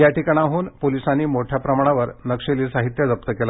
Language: Marathi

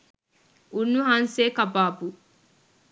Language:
Sinhala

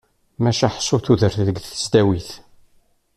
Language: Kabyle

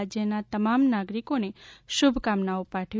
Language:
Gujarati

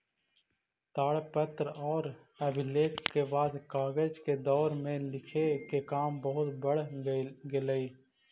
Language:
Magahi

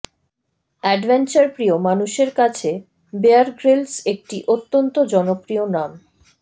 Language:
Bangla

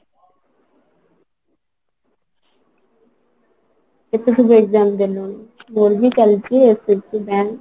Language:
Odia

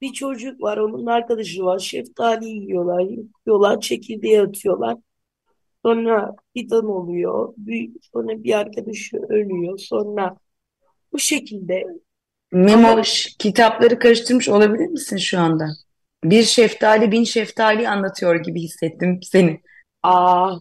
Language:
Turkish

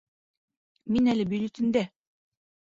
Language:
Bashkir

